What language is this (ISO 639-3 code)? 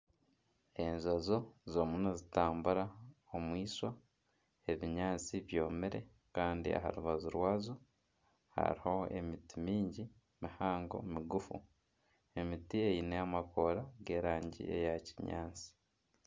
nyn